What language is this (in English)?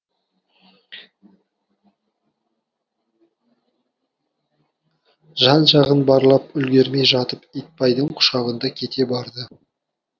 Kazakh